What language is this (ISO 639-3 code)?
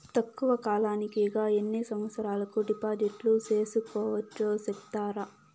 tel